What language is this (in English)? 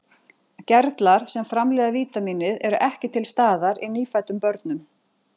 Icelandic